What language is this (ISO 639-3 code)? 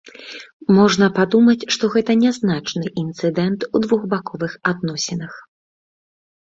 bel